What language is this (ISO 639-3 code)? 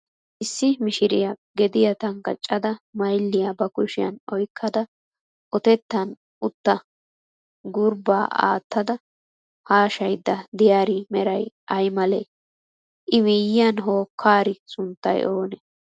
wal